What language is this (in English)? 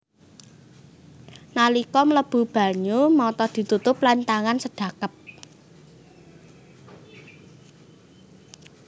Javanese